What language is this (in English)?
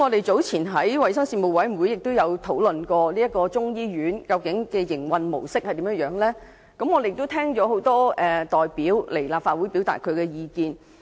Cantonese